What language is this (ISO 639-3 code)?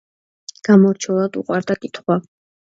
kat